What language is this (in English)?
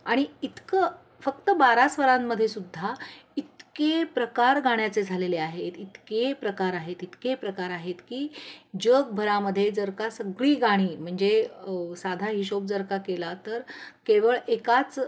Marathi